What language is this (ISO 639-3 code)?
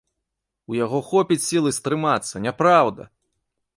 bel